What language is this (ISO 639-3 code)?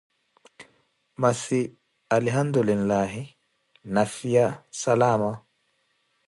eko